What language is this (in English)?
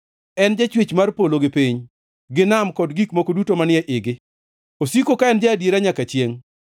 Luo (Kenya and Tanzania)